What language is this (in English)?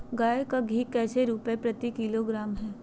Magahi